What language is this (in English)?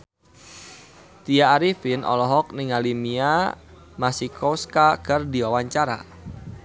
Sundanese